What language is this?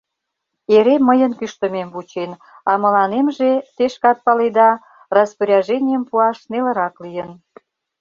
Mari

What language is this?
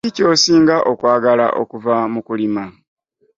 Ganda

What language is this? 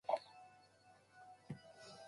Japanese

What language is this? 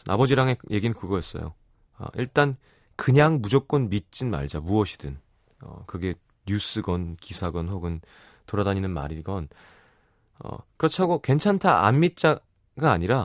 Korean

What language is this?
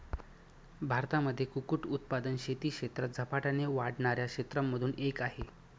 Marathi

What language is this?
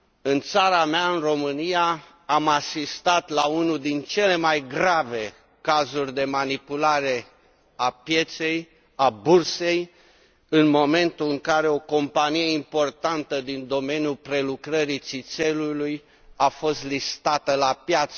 Romanian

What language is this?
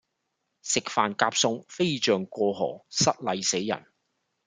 Cantonese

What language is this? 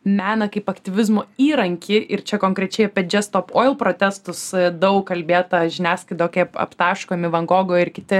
Lithuanian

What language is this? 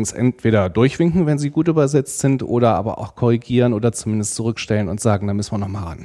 German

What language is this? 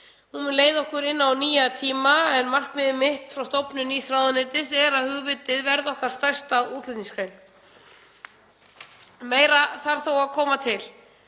Icelandic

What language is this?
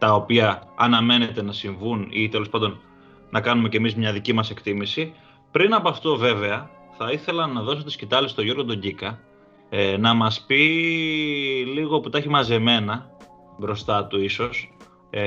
Greek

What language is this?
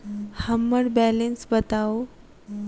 Maithili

